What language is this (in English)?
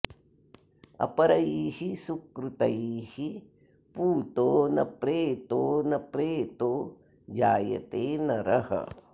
Sanskrit